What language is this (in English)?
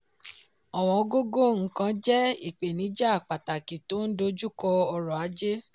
Yoruba